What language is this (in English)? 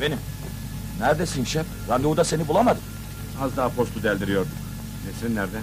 Turkish